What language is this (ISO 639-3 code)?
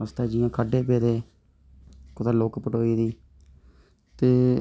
doi